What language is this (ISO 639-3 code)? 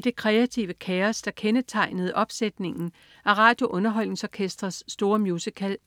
dan